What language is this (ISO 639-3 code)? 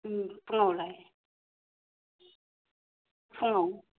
brx